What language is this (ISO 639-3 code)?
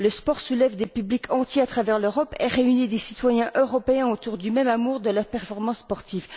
fra